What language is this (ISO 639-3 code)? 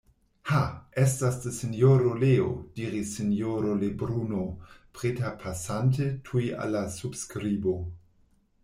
epo